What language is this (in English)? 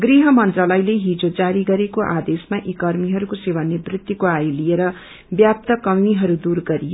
Nepali